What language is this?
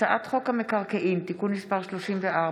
Hebrew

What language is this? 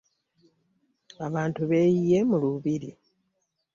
Ganda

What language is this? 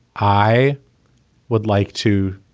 English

